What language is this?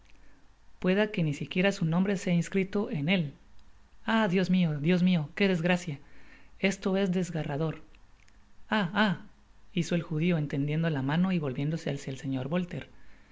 Spanish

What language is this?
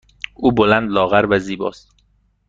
Persian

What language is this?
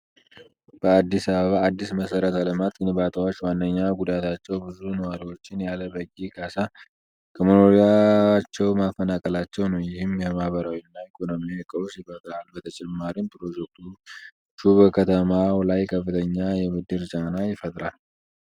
Amharic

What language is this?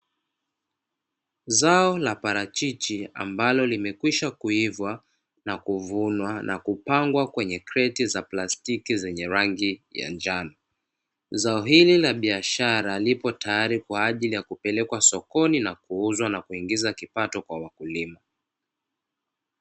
Swahili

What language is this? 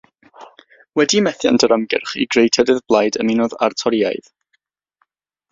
Welsh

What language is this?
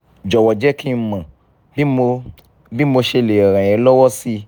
Yoruba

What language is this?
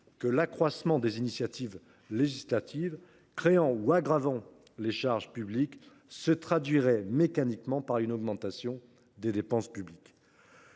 French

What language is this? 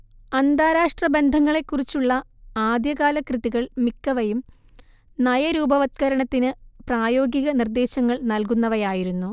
Malayalam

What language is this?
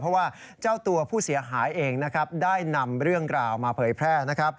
Thai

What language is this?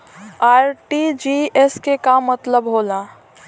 Bhojpuri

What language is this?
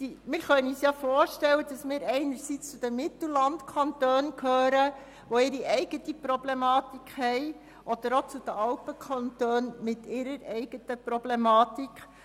Swiss German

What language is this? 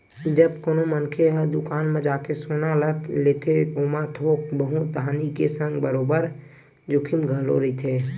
Chhattisgarhi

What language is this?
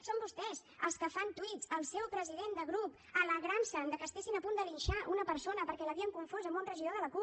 Catalan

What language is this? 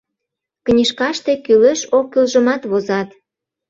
Mari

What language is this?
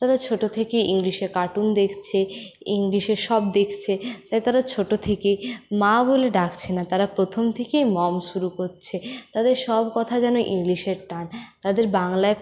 Bangla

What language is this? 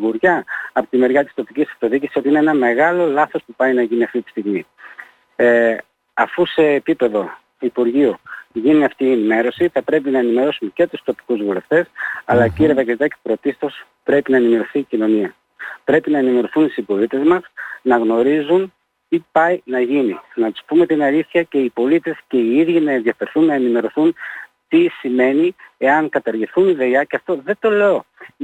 Greek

